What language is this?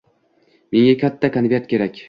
Uzbek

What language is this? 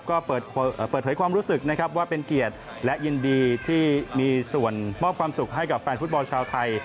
Thai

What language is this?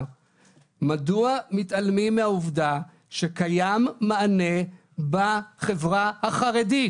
Hebrew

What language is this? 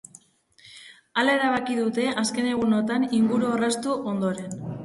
Basque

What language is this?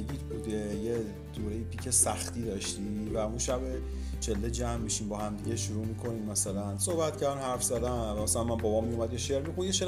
Persian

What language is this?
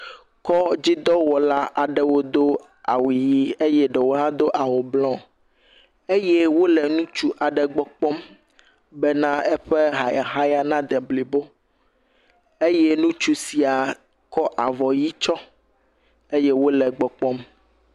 Ewe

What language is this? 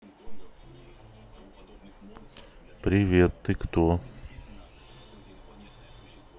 Russian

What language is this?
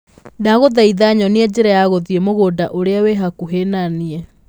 Kikuyu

